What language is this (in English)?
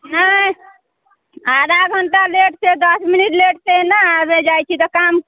Maithili